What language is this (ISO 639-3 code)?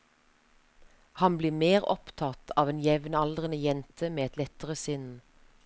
nor